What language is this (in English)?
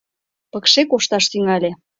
Mari